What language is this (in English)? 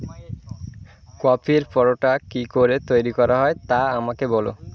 Bangla